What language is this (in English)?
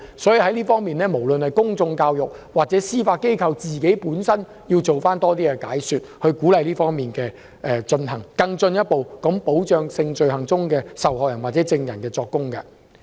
Cantonese